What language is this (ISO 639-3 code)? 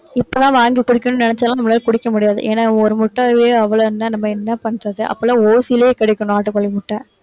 tam